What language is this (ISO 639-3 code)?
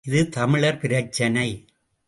tam